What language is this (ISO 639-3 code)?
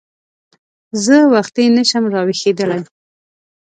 pus